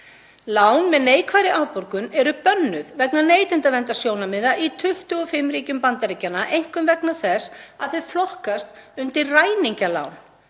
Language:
Icelandic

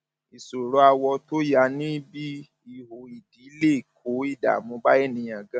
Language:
Yoruba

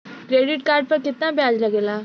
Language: Bhojpuri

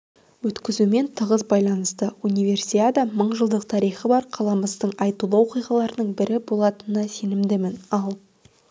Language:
Kazakh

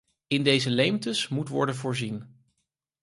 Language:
Dutch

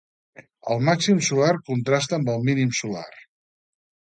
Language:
Catalan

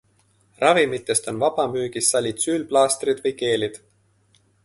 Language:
Estonian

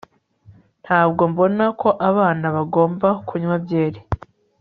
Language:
Kinyarwanda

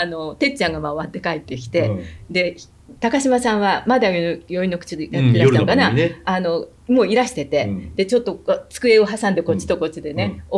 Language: Japanese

